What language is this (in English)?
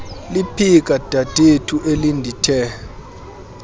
Xhosa